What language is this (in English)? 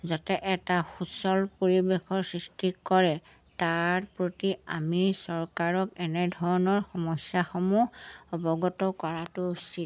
Assamese